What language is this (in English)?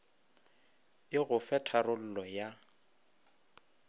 Northern Sotho